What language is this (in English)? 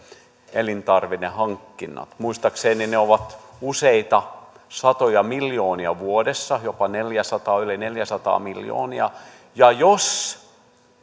Finnish